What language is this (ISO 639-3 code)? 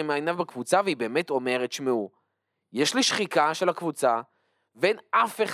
heb